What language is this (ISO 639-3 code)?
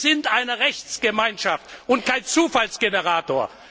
deu